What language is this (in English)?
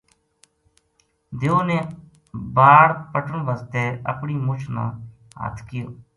Gujari